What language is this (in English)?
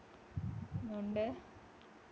Malayalam